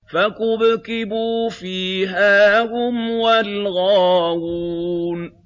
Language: Arabic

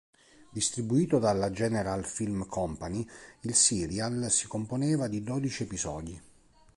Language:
Italian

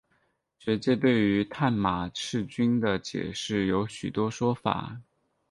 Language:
Chinese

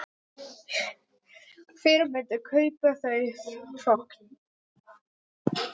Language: Icelandic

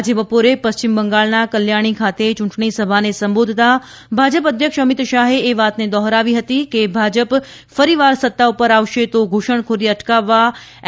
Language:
Gujarati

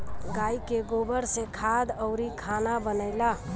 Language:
Bhojpuri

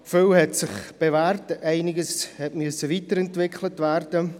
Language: Swiss German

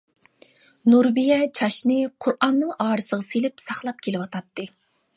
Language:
Uyghur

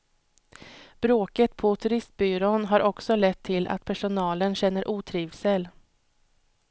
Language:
Swedish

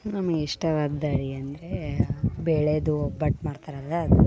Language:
Kannada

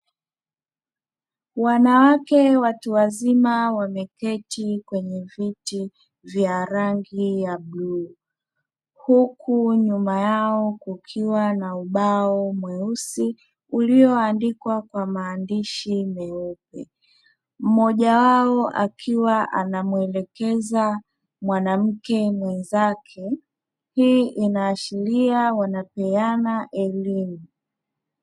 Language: Swahili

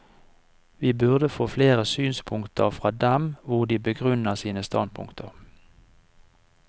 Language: Norwegian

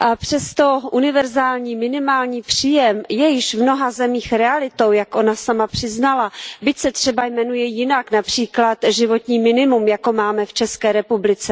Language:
Czech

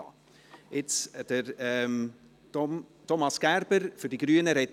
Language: Swiss German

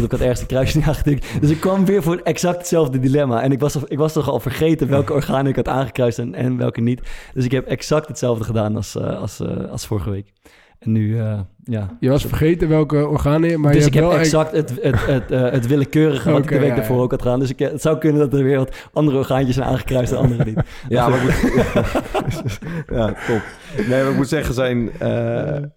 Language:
Dutch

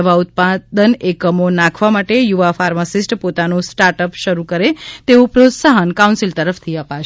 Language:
Gujarati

